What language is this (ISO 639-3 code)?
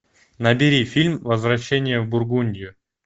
rus